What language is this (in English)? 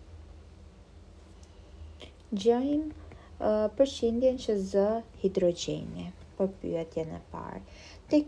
Romanian